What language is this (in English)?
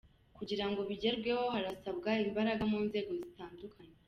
Kinyarwanda